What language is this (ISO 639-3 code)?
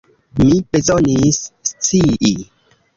epo